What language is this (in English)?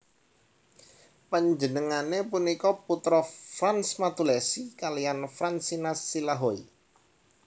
Javanese